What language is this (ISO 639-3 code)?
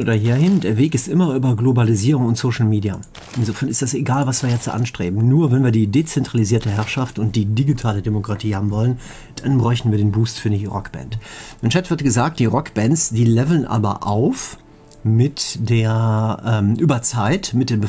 deu